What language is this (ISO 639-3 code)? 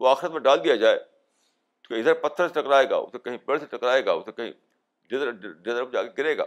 urd